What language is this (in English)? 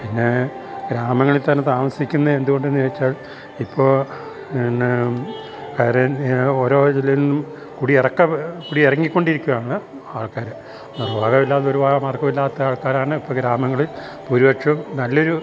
Malayalam